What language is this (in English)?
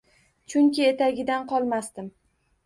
Uzbek